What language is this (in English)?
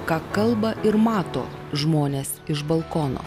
Lithuanian